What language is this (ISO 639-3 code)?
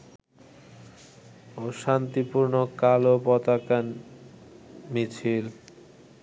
ben